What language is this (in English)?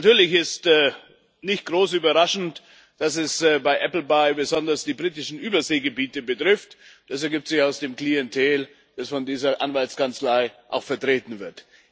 German